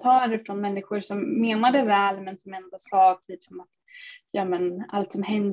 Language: Swedish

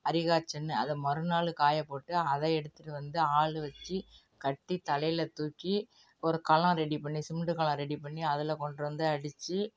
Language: Tamil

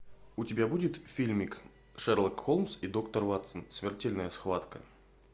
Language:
Russian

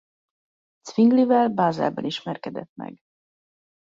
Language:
Hungarian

